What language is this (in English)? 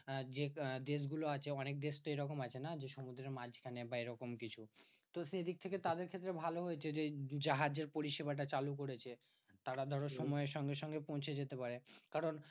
Bangla